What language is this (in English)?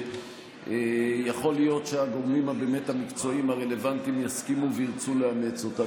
Hebrew